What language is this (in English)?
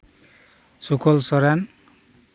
Santali